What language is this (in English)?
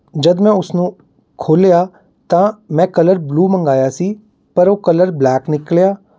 Punjabi